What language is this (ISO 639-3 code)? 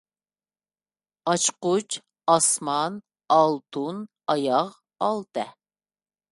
uig